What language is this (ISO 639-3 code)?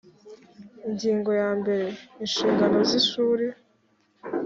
kin